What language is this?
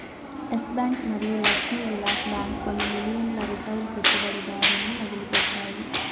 Telugu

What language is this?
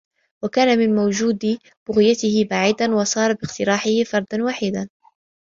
Arabic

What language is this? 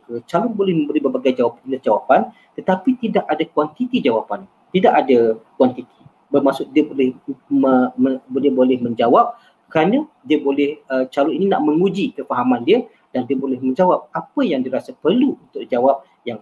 Malay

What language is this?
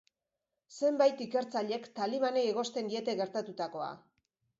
Basque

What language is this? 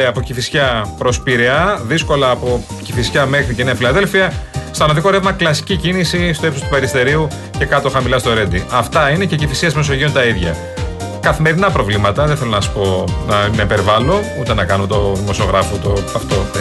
Greek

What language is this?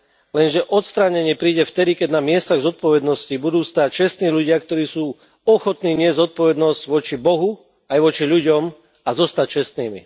Slovak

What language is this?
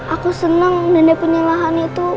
Indonesian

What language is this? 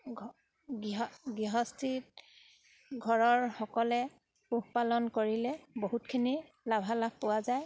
Assamese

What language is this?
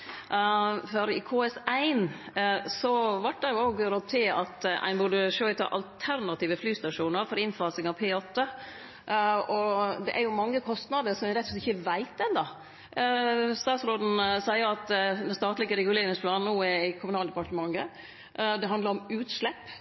Norwegian Nynorsk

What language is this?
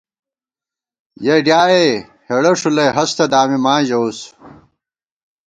Gawar-Bati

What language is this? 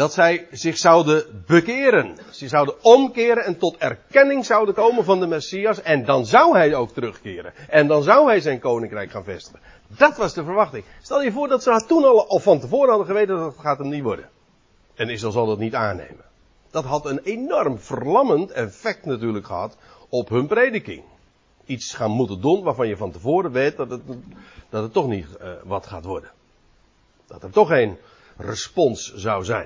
Dutch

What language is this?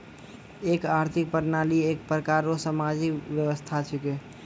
Maithili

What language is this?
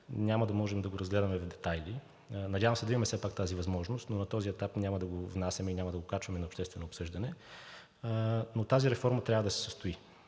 Bulgarian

